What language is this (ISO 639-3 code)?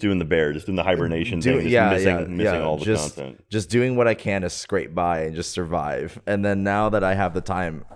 eng